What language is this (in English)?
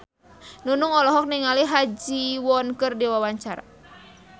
Sundanese